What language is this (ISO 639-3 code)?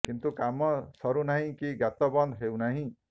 ori